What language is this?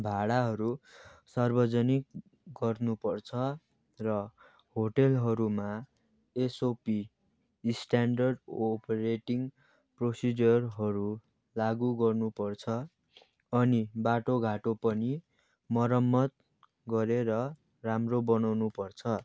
Nepali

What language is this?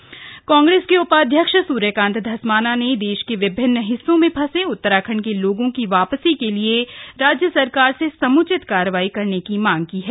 Hindi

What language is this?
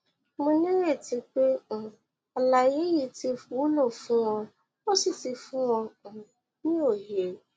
Yoruba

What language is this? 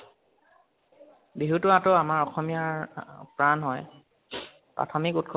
Assamese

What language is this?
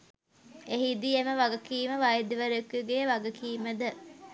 Sinhala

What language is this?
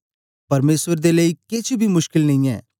Dogri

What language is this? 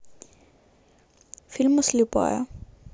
Russian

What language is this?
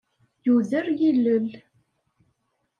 Kabyle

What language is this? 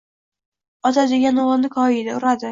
Uzbek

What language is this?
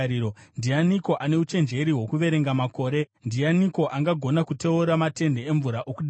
Shona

